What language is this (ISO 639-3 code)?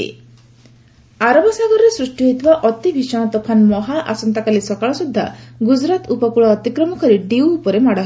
ori